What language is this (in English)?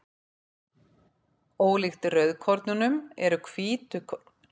Icelandic